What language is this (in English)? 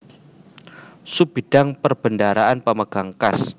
Javanese